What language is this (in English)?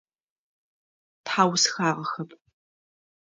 Adyghe